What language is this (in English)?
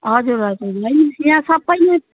Nepali